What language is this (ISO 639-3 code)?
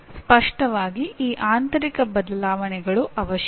kan